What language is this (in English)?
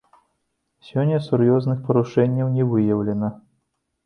Belarusian